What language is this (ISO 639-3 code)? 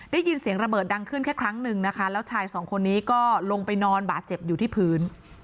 tha